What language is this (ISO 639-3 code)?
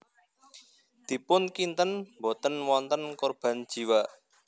jav